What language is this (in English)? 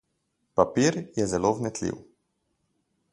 Slovenian